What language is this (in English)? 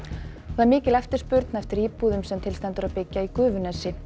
Icelandic